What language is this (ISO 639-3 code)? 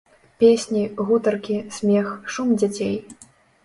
bel